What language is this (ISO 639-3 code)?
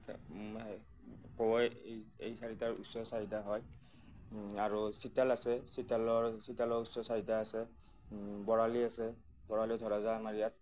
asm